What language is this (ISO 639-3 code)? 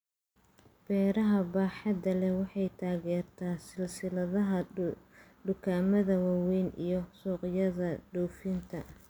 som